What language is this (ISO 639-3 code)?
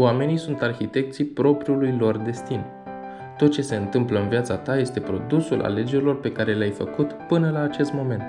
ron